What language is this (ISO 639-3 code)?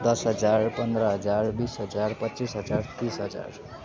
nep